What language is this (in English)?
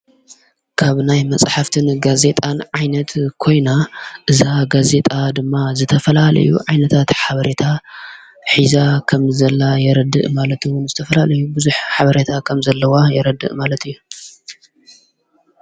Tigrinya